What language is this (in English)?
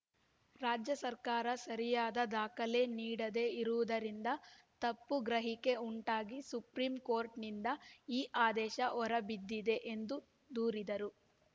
Kannada